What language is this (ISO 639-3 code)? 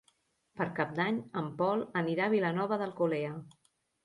cat